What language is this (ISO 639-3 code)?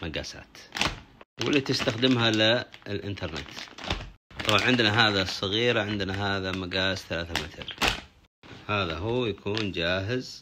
ara